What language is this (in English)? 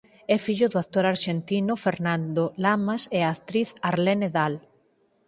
Galician